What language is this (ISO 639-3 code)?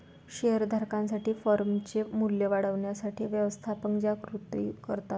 mar